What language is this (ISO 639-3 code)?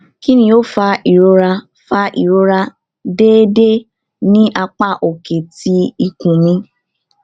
yor